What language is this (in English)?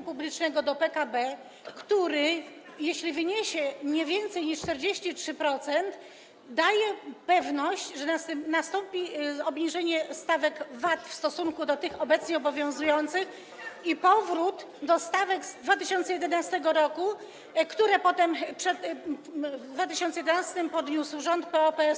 Polish